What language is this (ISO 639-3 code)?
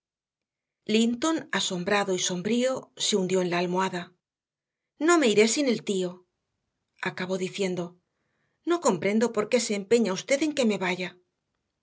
spa